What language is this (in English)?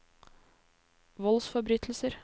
Norwegian